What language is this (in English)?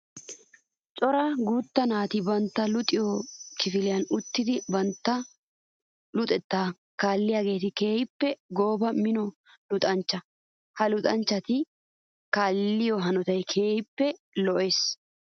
Wolaytta